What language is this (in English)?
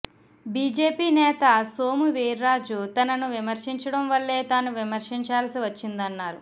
Telugu